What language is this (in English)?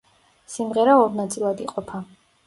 Georgian